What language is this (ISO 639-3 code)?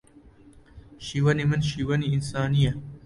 ckb